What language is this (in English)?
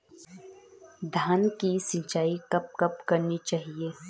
Hindi